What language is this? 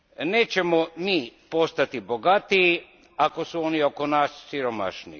Croatian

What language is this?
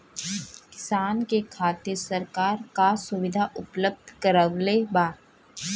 Bhojpuri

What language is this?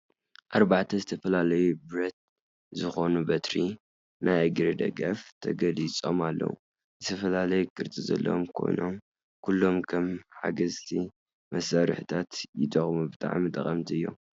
Tigrinya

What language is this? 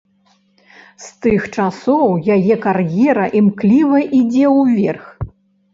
Belarusian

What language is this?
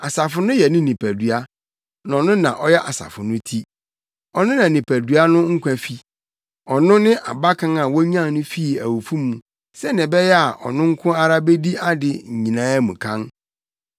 Akan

